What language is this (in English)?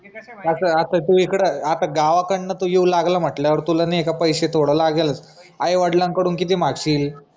Marathi